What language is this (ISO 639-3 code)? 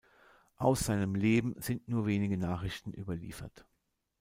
deu